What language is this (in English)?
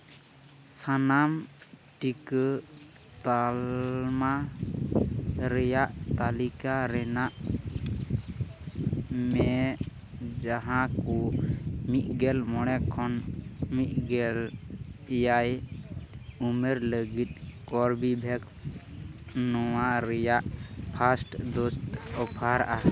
Santali